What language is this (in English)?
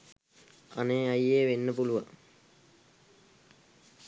Sinhala